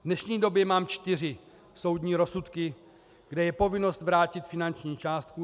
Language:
Czech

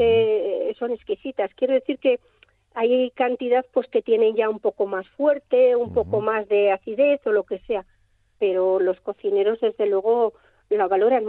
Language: Spanish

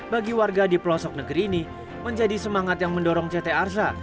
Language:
Indonesian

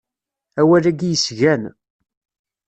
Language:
Kabyle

